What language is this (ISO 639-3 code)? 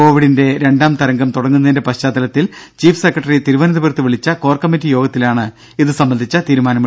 mal